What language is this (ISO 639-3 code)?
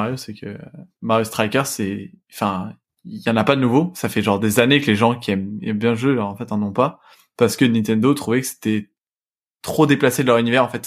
fra